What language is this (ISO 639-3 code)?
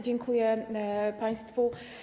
pol